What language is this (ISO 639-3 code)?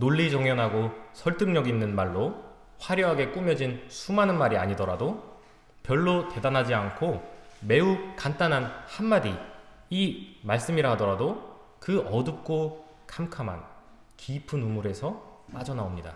kor